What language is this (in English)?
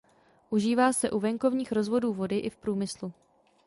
Czech